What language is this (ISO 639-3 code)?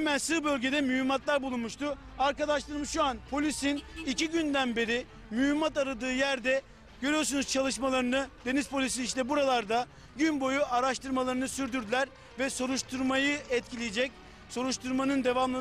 tur